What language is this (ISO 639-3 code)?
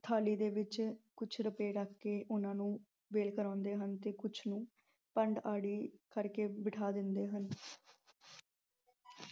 pan